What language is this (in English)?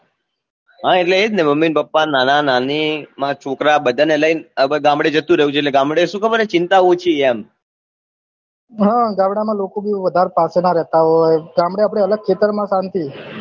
Gujarati